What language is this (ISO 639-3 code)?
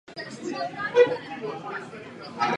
ces